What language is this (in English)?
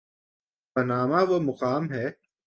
Urdu